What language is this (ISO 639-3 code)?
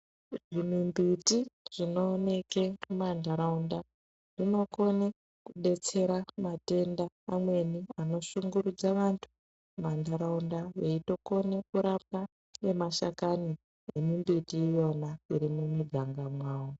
ndc